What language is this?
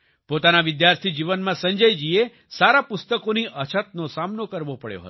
Gujarati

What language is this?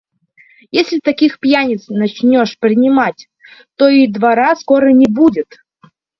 Russian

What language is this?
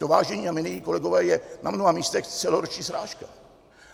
Czech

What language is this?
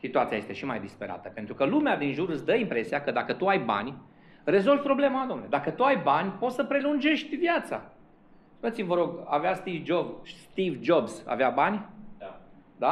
Romanian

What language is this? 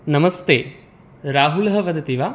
Sanskrit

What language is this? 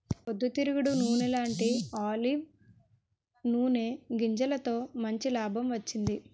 Telugu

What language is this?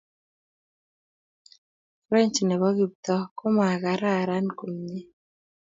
Kalenjin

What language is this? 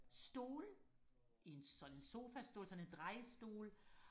Danish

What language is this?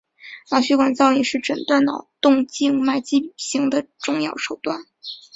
Chinese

